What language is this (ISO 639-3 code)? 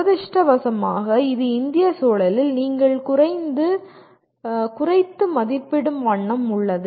tam